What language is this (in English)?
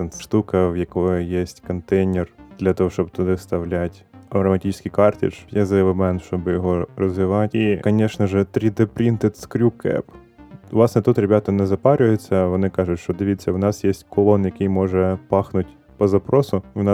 Ukrainian